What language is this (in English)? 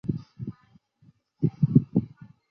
Chinese